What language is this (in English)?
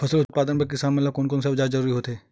Chhattisgarhi